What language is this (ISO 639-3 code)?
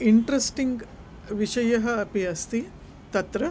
san